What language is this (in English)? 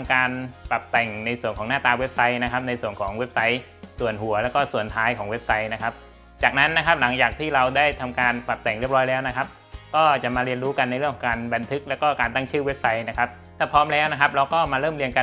Thai